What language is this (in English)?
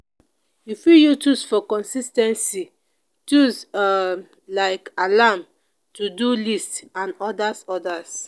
Nigerian Pidgin